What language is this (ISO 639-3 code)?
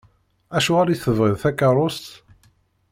kab